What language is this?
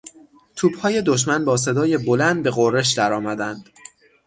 Persian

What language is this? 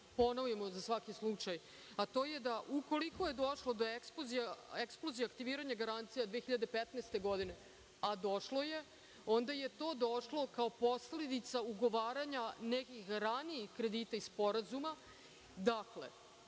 Serbian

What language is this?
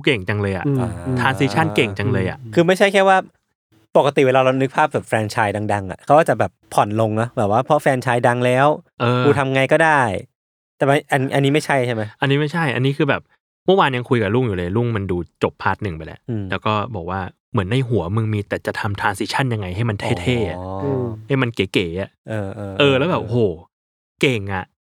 Thai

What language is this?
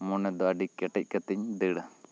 Santali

